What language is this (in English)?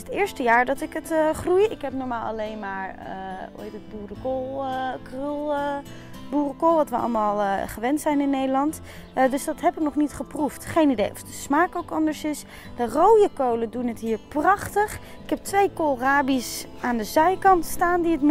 Dutch